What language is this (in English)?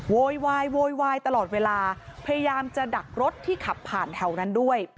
Thai